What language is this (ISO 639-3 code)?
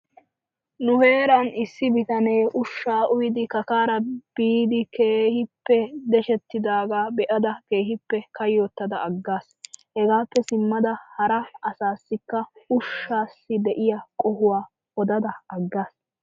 wal